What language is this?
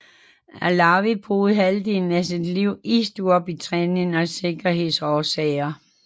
Danish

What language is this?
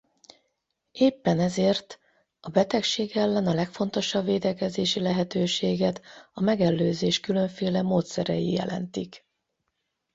Hungarian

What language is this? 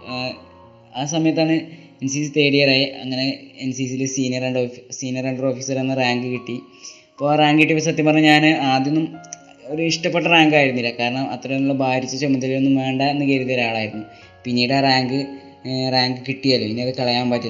Malayalam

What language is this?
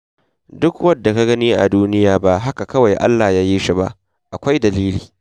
Hausa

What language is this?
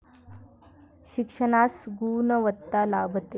Marathi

